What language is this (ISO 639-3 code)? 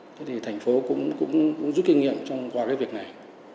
vie